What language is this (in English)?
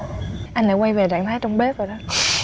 Vietnamese